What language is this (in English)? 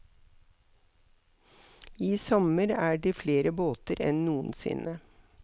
Norwegian